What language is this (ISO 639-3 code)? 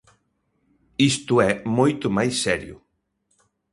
glg